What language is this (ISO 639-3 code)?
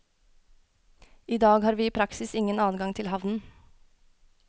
nor